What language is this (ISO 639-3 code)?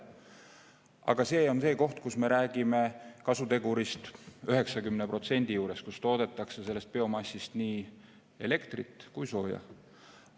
est